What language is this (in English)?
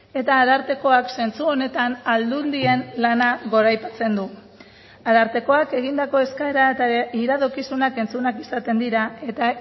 Basque